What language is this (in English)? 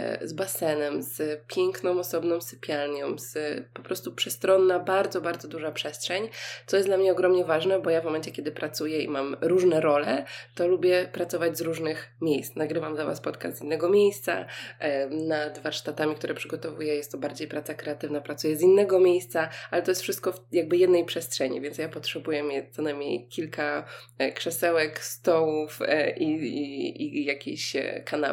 Polish